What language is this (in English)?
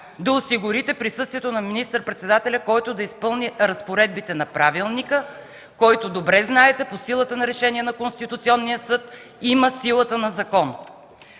Bulgarian